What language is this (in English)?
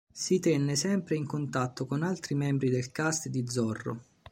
Italian